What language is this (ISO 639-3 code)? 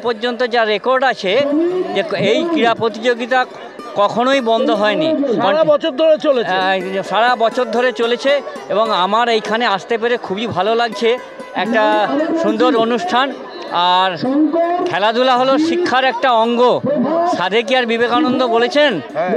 ben